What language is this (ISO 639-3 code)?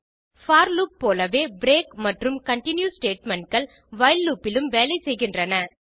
tam